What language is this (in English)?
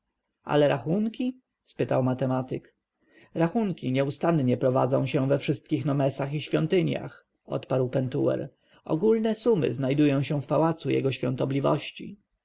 Polish